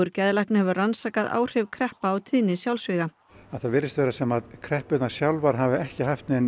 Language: Icelandic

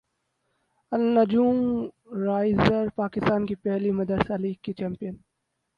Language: Urdu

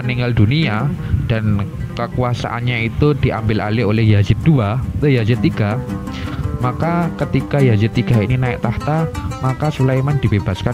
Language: Indonesian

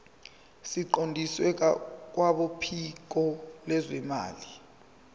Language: Zulu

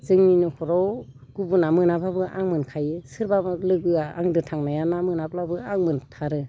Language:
Bodo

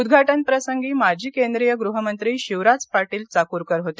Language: Marathi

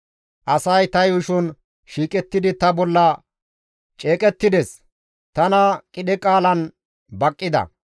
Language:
Gamo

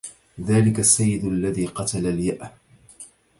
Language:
Arabic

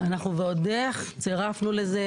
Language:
Hebrew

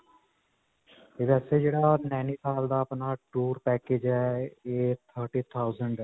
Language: Punjabi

